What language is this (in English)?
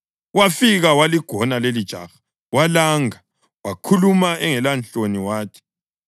North Ndebele